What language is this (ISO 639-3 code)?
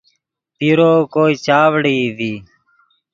ydg